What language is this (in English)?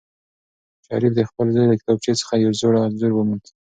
Pashto